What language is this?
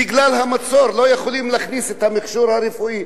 Hebrew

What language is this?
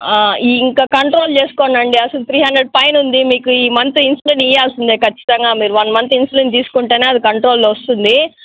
Telugu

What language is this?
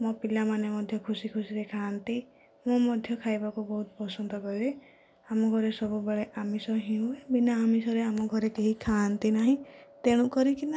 Odia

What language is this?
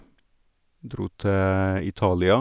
Norwegian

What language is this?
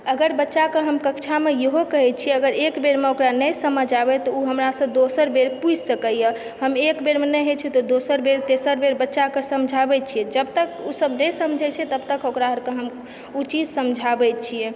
Maithili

